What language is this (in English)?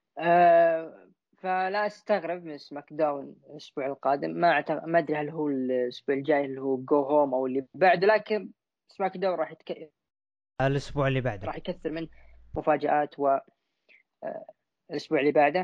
Arabic